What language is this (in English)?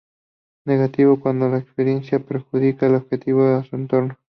Spanish